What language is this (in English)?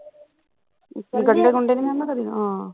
Punjabi